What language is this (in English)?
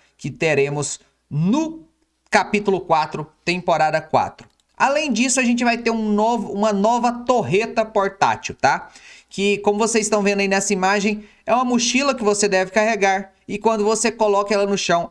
Portuguese